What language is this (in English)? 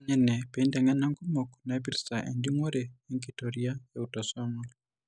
Masai